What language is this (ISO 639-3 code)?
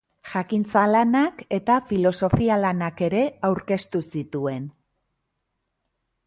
eus